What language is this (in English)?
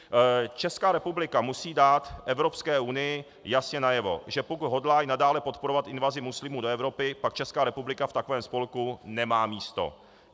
Czech